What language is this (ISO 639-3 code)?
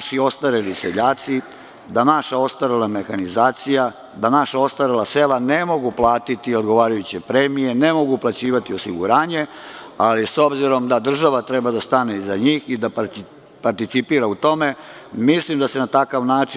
srp